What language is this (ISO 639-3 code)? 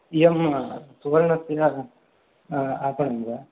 san